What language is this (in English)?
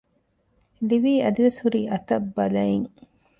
Divehi